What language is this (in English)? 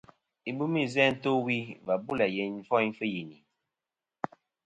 Kom